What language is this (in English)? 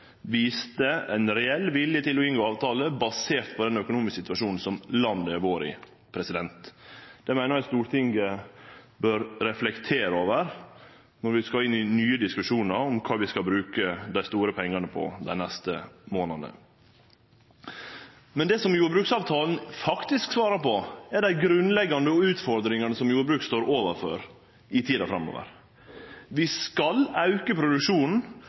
Norwegian Nynorsk